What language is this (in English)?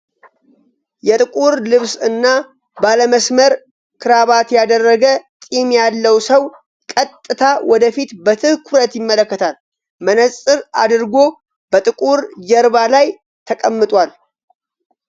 Amharic